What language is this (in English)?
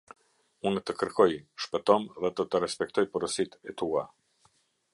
Albanian